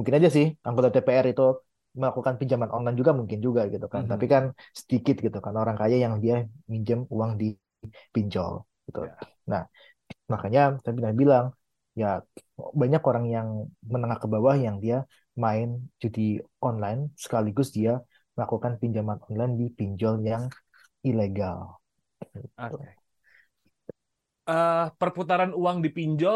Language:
Indonesian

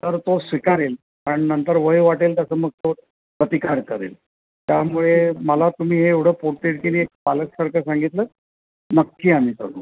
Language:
Marathi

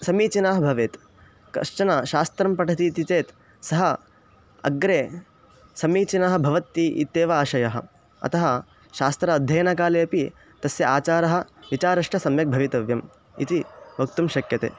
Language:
Sanskrit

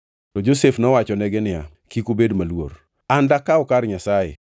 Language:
Luo (Kenya and Tanzania)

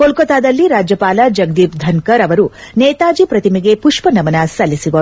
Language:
Kannada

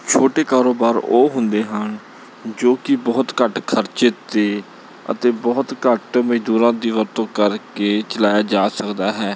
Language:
Punjabi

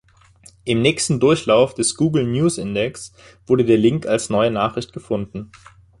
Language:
German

